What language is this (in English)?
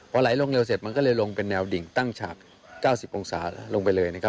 Thai